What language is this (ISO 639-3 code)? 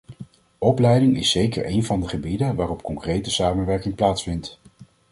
nld